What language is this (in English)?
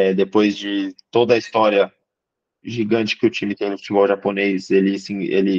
Portuguese